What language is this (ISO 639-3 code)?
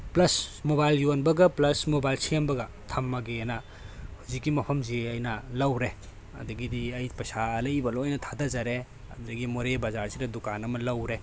mni